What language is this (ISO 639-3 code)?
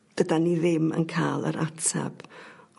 cym